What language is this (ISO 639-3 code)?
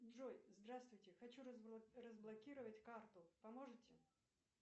rus